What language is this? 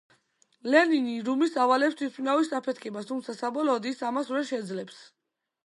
Georgian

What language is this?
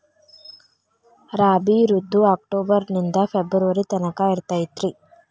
Kannada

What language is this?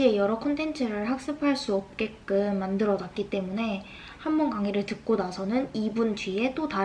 Korean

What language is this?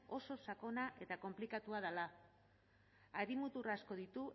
Basque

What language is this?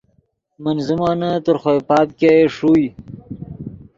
Yidgha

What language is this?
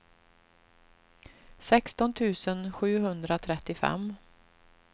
Swedish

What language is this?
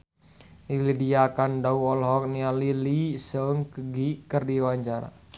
Sundanese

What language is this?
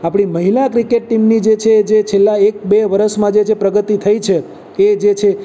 Gujarati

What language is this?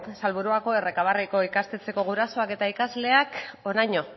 Basque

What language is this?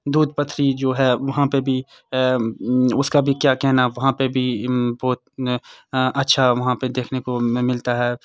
Urdu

